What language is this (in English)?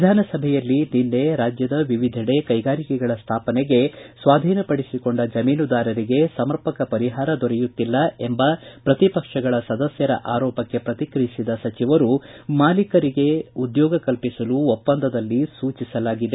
Kannada